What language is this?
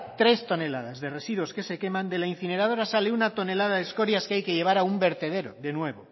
Spanish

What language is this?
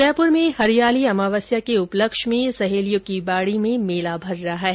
Hindi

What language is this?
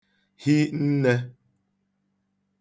Igbo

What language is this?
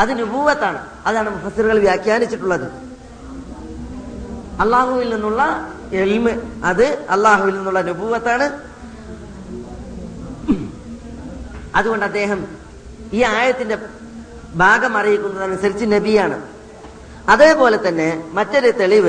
Malayalam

